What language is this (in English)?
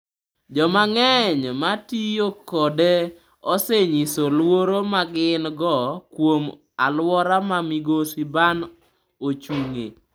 Luo (Kenya and Tanzania)